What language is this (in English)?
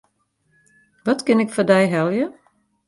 Western Frisian